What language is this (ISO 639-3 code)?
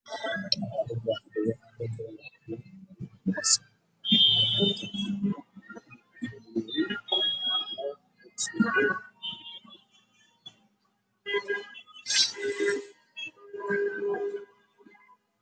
som